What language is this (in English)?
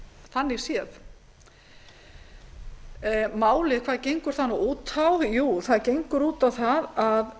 Icelandic